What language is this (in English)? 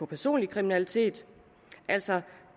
Danish